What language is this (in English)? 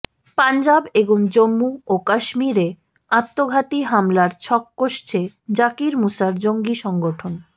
Bangla